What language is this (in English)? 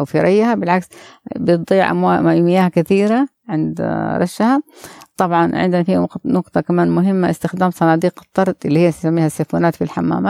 Arabic